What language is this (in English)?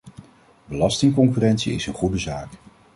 Dutch